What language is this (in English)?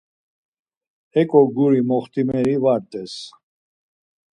Laz